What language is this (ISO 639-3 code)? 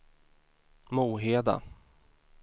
swe